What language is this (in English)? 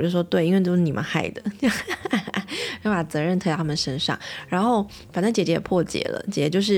Chinese